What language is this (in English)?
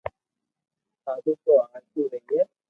Loarki